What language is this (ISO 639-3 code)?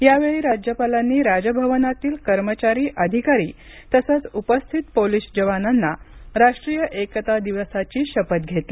mar